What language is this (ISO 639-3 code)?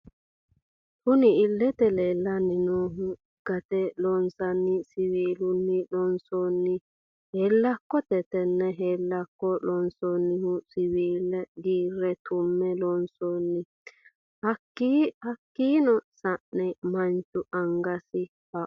sid